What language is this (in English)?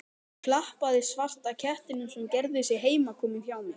Icelandic